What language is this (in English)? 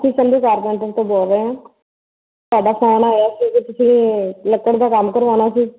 Punjabi